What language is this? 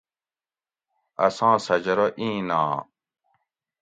Gawri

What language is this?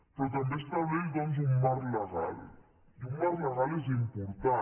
Catalan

